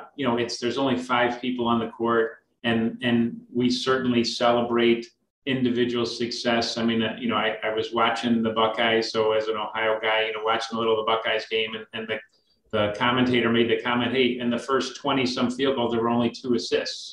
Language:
English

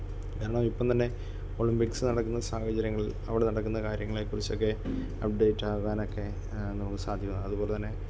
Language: Malayalam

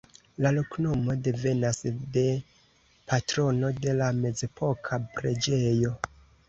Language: Esperanto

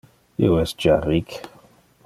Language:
Interlingua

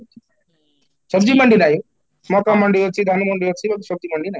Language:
Odia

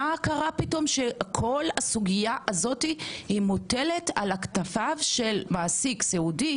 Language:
Hebrew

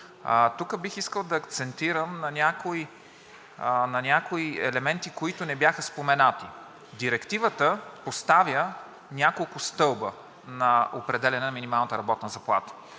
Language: Bulgarian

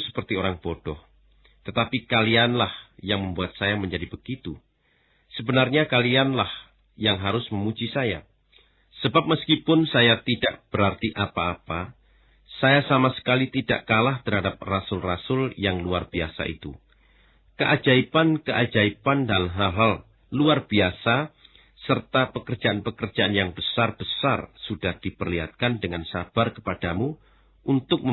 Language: Indonesian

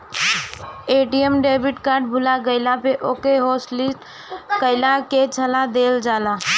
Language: Bhojpuri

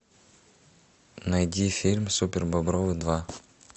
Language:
Russian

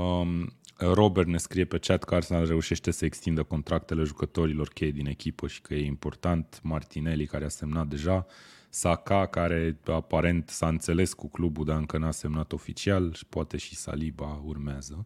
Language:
Romanian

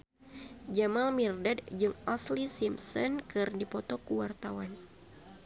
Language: Sundanese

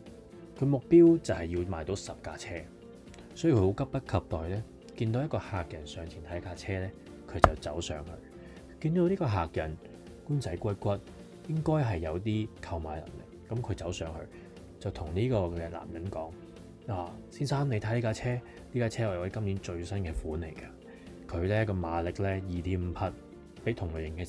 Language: Chinese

